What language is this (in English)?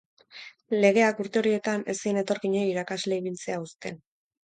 Basque